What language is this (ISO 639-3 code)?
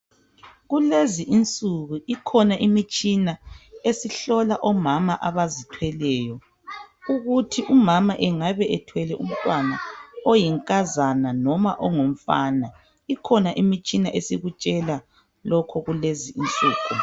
nde